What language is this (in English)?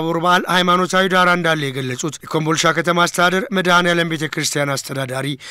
Arabic